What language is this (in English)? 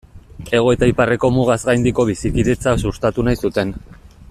Basque